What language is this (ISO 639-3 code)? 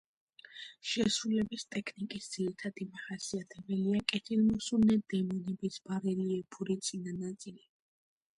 kat